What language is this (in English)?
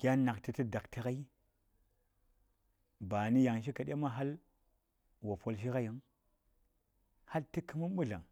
Saya